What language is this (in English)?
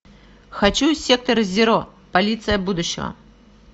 Russian